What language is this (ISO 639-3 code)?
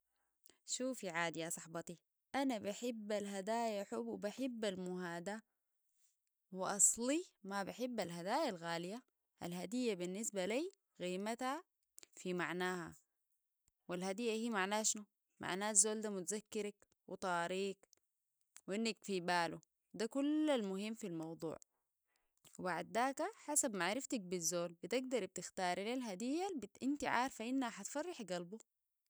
apd